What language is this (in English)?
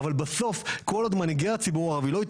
Hebrew